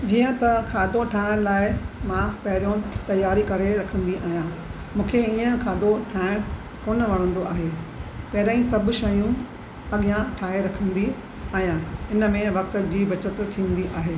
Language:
Sindhi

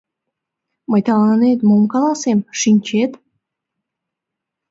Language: Mari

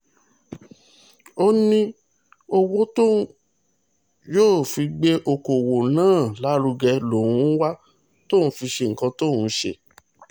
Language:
Yoruba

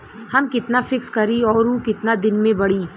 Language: Bhojpuri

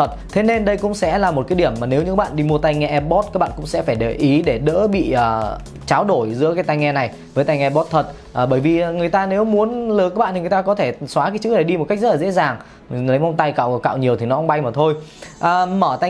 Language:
Vietnamese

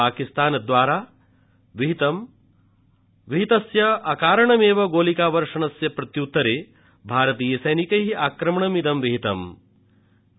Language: Sanskrit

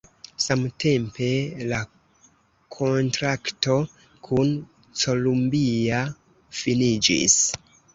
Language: Esperanto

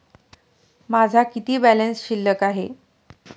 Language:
Marathi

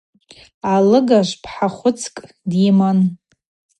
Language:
Abaza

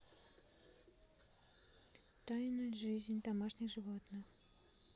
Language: Russian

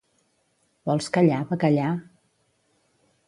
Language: Catalan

